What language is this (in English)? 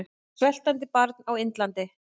Icelandic